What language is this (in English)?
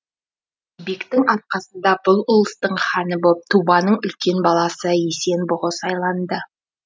Kazakh